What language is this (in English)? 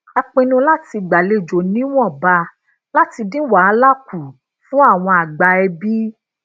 Yoruba